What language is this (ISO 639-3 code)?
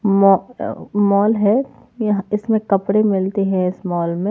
hin